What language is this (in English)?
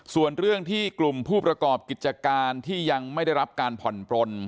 Thai